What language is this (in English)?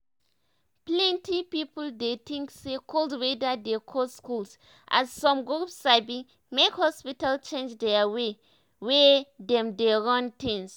Nigerian Pidgin